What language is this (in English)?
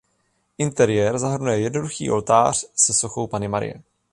Czech